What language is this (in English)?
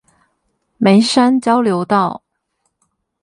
Chinese